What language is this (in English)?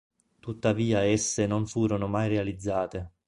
Italian